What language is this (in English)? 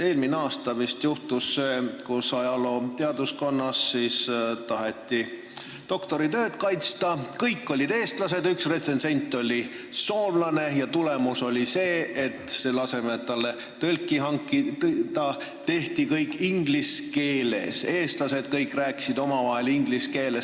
Estonian